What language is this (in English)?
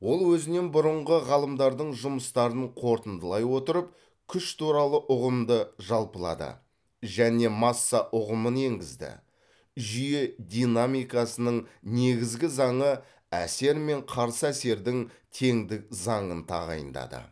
Kazakh